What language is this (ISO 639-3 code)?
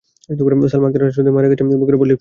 ben